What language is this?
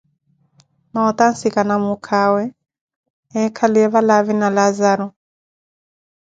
Koti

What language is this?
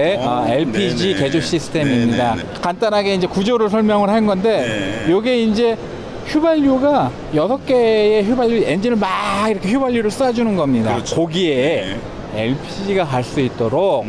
Korean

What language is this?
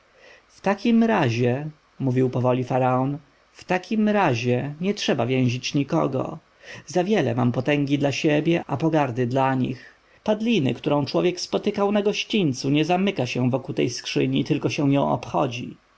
Polish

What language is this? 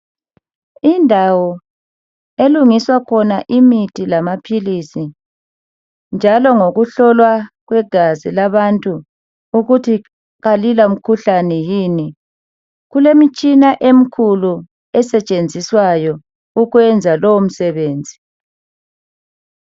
North Ndebele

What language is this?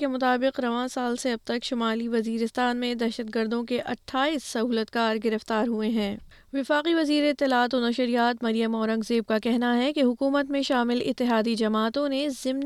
Urdu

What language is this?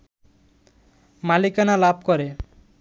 Bangla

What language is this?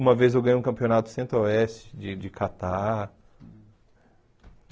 Portuguese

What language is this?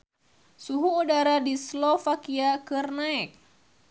Sundanese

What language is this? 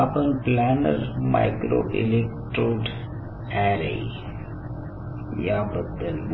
Marathi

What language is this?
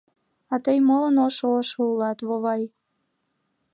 Mari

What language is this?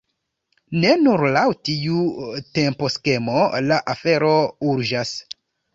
Esperanto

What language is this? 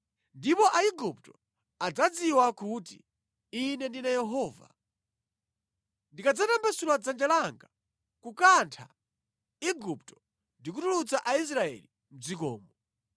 Nyanja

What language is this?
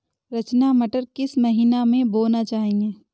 Hindi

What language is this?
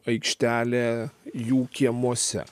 Lithuanian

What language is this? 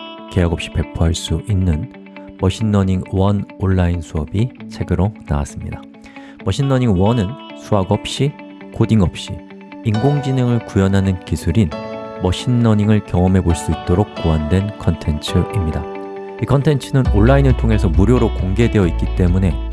Korean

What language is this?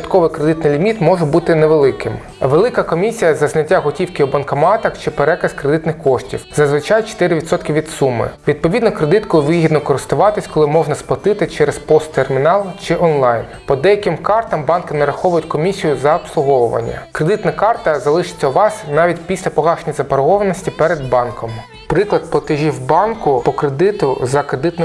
Ukrainian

